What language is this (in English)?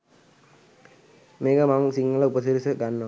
Sinhala